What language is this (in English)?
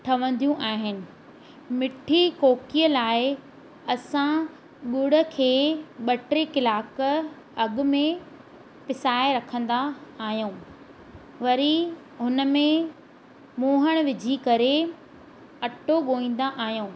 Sindhi